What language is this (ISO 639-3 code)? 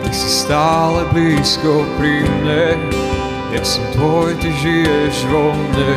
slk